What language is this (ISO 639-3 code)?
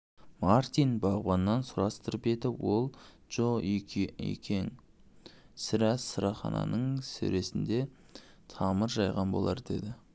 kaz